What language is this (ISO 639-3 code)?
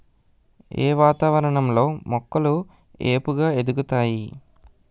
tel